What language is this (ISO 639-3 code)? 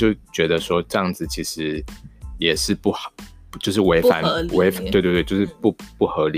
zho